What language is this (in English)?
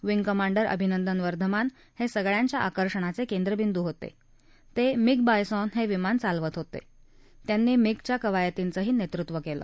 Marathi